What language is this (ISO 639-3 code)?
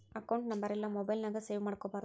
kan